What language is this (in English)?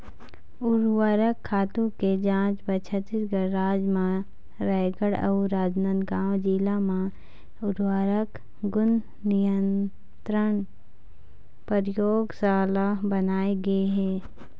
Chhattisgarhi